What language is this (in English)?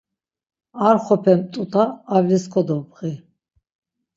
Laz